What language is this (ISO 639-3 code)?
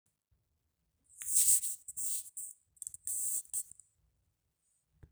mas